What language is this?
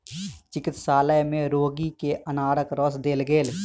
Maithili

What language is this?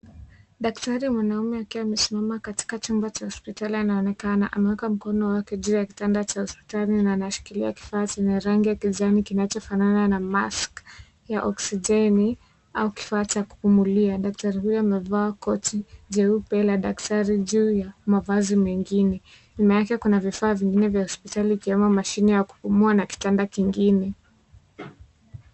Swahili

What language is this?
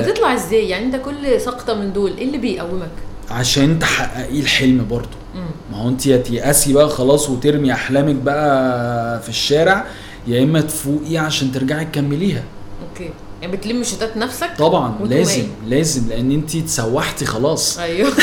Arabic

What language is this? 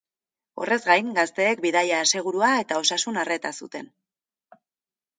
Basque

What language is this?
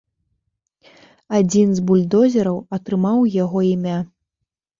Belarusian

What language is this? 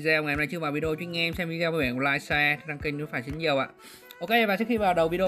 Vietnamese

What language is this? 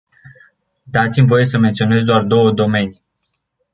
Romanian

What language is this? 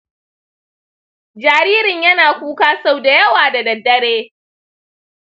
Hausa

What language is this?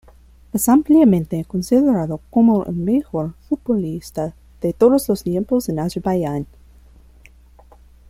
Spanish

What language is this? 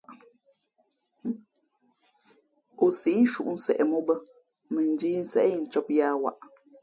Fe'fe'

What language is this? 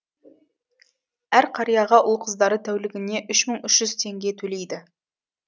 Kazakh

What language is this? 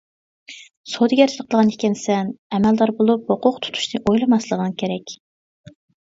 Uyghur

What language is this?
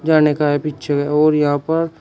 Hindi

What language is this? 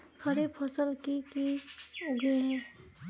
Magahi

